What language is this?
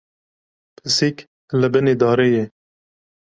Kurdish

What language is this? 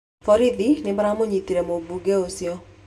Kikuyu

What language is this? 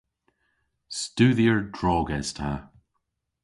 Cornish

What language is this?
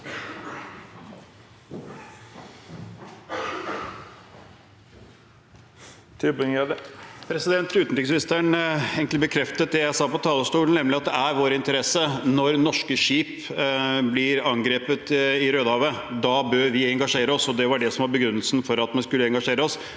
Norwegian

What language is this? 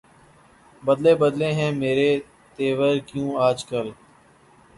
Urdu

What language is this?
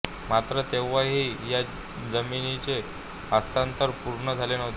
Marathi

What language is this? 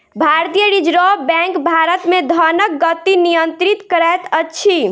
Maithili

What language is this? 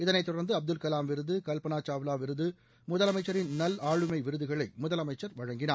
Tamil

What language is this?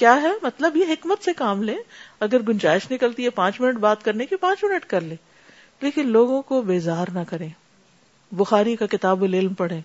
Urdu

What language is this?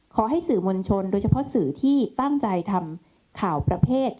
Thai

